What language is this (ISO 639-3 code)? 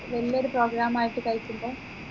mal